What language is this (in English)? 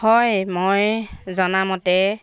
Assamese